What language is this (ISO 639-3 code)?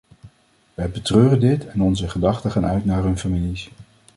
nld